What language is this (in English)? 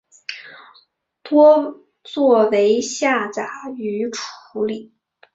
Chinese